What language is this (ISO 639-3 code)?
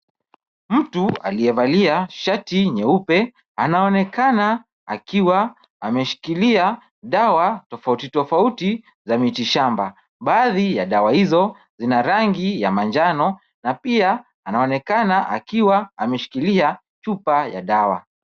swa